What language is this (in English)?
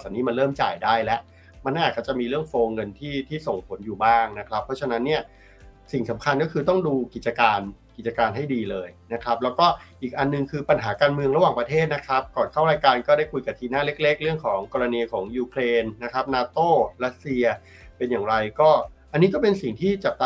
Thai